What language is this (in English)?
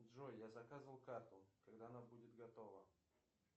Russian